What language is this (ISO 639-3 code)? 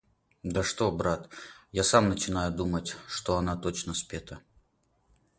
rus